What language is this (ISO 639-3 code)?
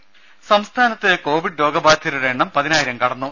mal